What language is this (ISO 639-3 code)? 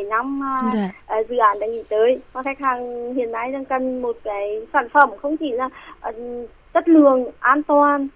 vie